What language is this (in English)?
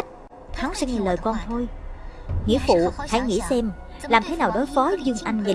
Vietnamese